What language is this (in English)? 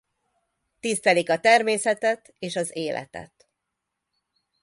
Hungarian